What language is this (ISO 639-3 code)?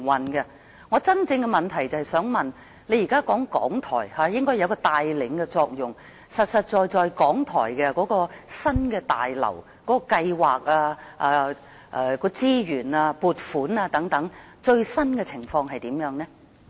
yue